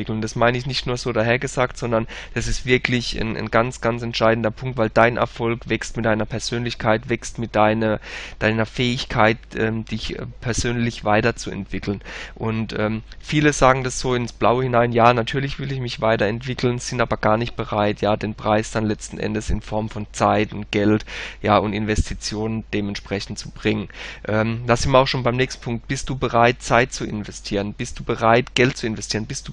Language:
German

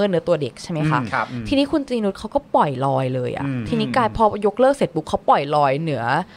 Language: Thai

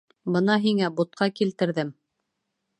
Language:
Bashkir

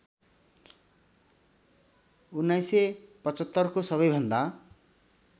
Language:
Nepali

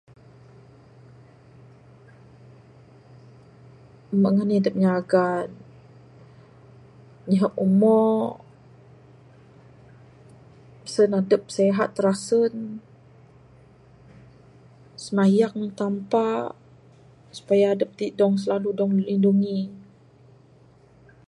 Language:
Bukar-Sadung Bidayuh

